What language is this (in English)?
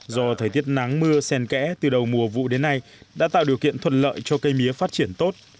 Vietnamese